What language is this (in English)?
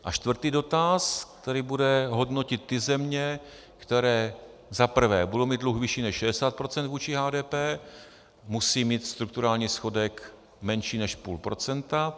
Czech